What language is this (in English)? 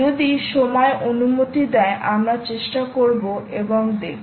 Bangla